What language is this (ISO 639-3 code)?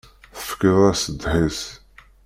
kab